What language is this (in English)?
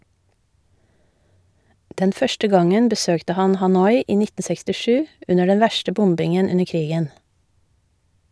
Norwegian